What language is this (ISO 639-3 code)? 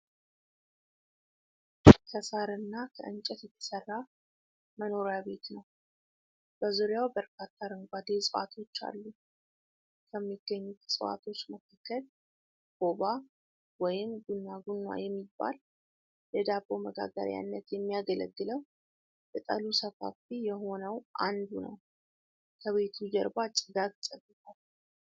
amh